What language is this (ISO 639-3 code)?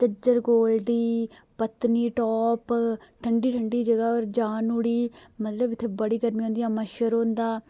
doi